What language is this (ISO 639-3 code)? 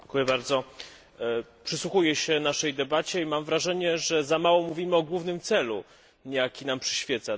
pol